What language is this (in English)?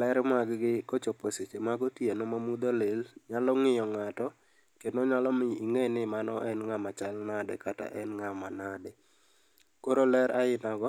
Luo (Kenya and Tanzania)